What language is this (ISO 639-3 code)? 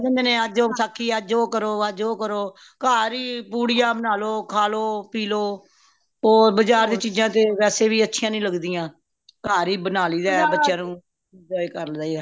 pan